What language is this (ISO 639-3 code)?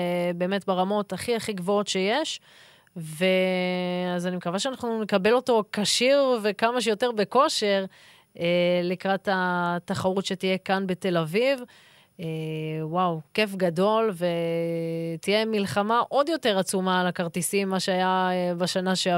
heb